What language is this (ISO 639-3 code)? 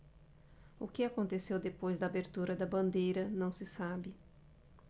por